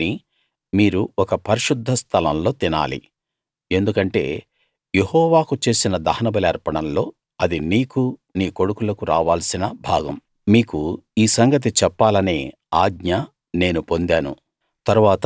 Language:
Telugu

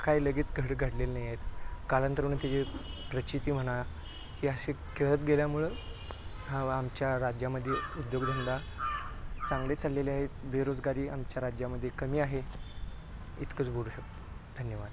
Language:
Marathi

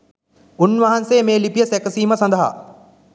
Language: Sinhala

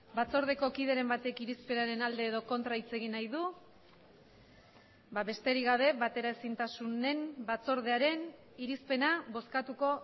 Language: Basque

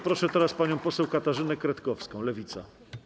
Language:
Polish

